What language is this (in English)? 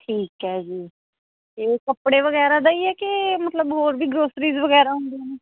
Punjabi